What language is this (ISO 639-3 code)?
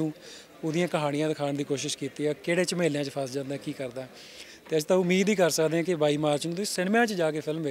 pan